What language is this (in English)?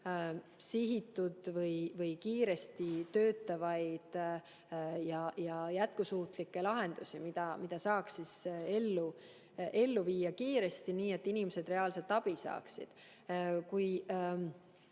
Estonian